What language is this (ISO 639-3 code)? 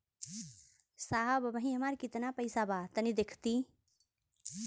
bho